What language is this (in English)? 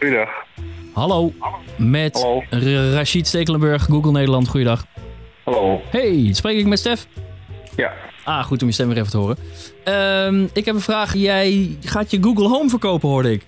Dutch